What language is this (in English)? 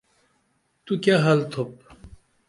Dameli